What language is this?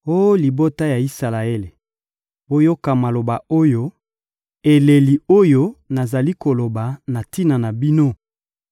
Lingala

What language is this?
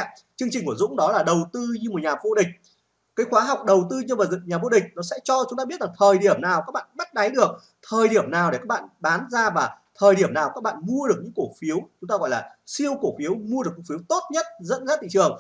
Vietnamese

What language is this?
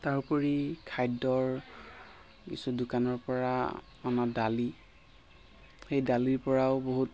Assamese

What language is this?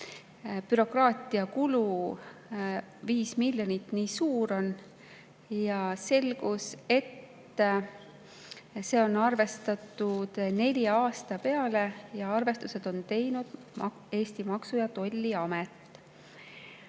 Estonian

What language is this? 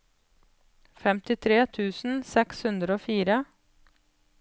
Norwegian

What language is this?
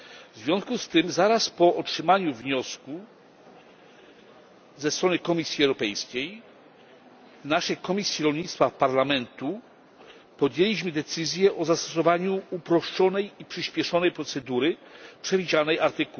Polish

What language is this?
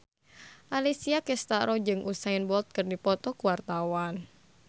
Sundanese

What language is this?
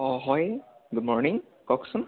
Assamese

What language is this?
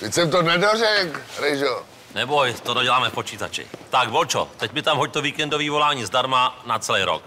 Czech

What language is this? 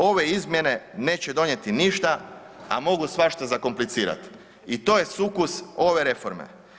Croatian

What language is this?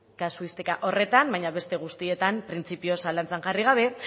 Basque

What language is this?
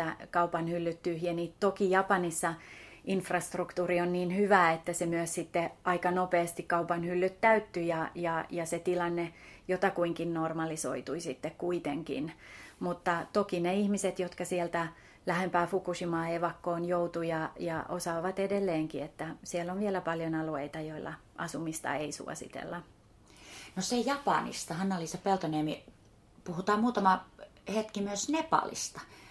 Finnish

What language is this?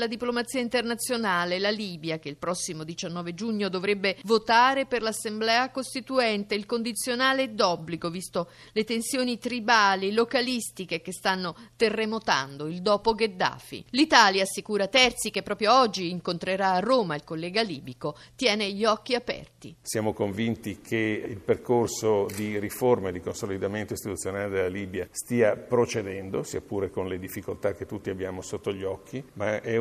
Italian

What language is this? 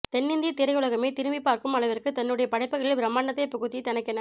Tamil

